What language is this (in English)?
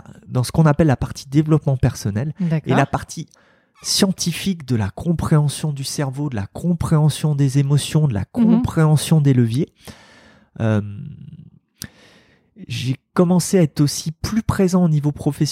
French